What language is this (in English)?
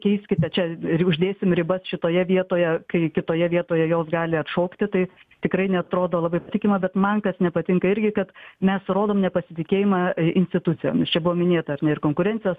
Lithuanian